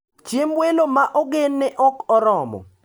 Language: Luo (Kenya and Tanzania)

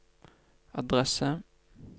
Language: Norwegian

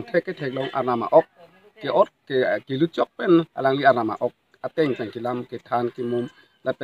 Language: Thai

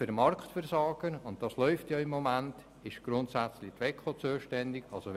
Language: Swiss German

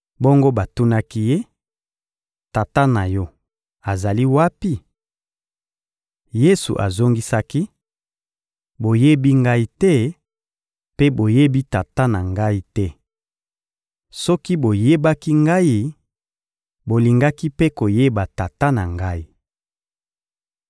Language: Lingala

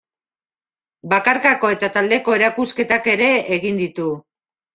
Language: Basque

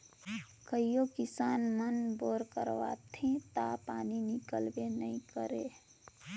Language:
Chhattisgarhi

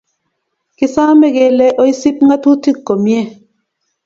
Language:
Kalenjin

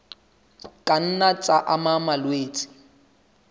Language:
Southern Sotho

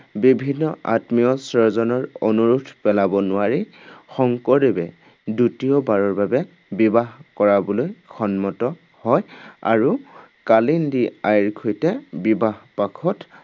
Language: Assamese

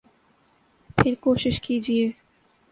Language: Urdu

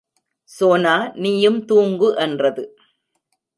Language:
Tamil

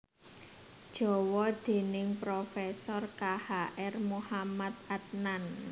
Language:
Javanese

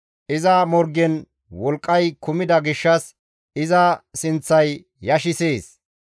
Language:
Gamo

